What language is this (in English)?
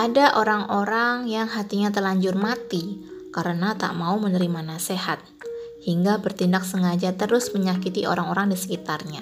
Indonesian